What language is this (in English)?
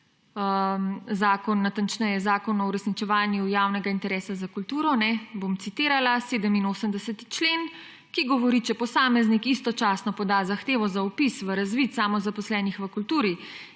Slovenian